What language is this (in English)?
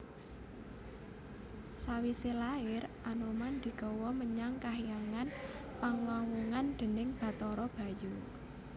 Javanese